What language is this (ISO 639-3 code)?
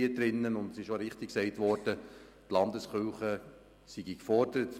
gsw